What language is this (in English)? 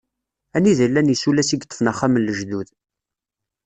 Kabyle